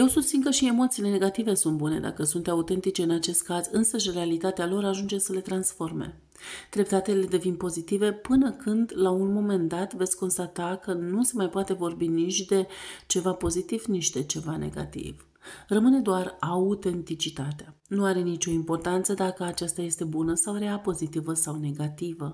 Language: Romanian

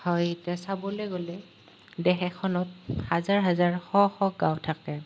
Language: Assamese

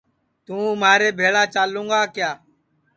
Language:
Sansi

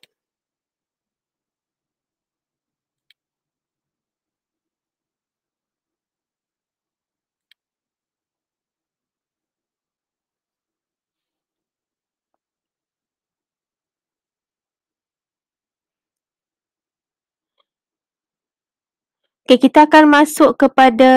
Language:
Malay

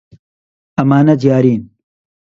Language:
Central Kurdish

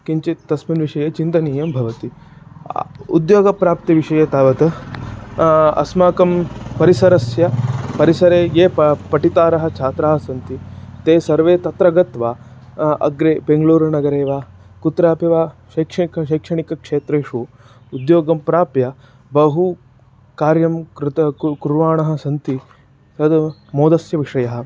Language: Sanskrit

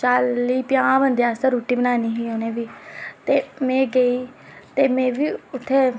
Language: Dogri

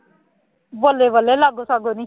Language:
Punjabi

